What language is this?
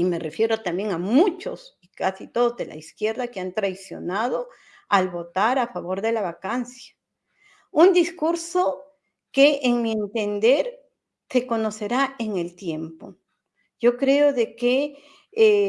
Spanish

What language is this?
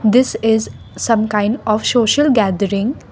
English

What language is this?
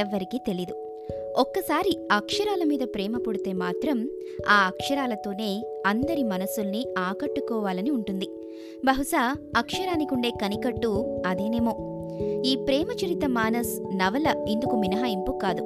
Telugu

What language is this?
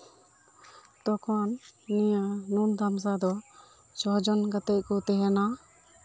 Santali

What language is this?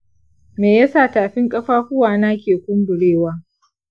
Hausa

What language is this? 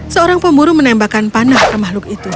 Indonesian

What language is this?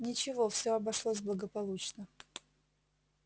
Russian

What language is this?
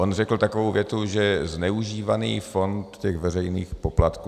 Czech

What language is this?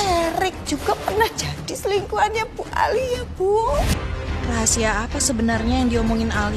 Indonesian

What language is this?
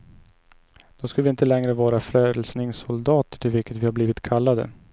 Swedish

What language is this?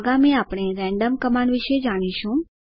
Gujarati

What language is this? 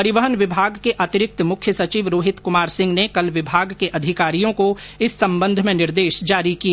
Hindi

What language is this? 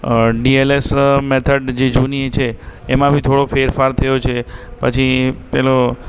Gujarati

